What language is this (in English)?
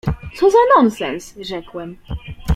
Polish